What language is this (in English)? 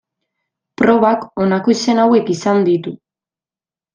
Basque